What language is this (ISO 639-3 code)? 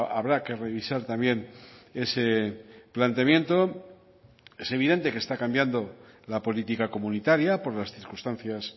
spa